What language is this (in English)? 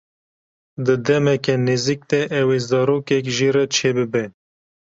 Kurdish